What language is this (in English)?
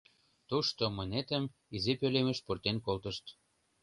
Mari